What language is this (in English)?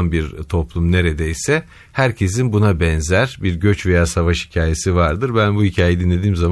Turkish